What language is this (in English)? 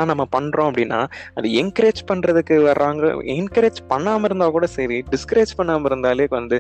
Tamil